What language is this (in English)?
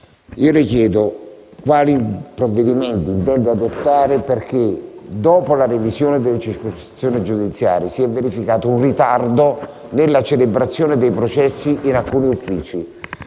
Italian